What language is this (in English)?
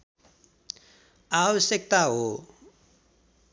Nepali